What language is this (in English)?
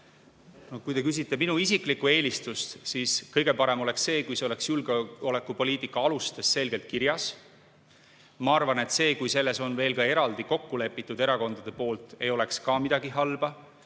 Estonian